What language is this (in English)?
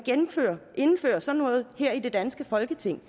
Danish